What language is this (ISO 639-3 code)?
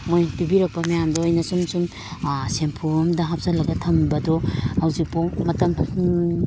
mni